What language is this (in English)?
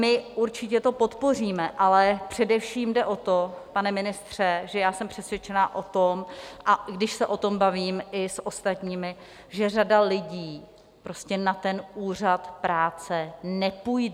Czech